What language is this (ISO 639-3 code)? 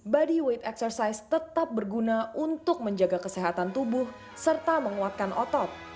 ind